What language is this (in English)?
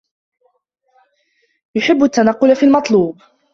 Arabic